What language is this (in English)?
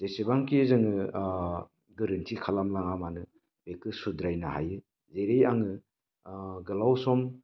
Bodo